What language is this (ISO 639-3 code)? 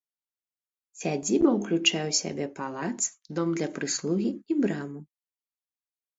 bel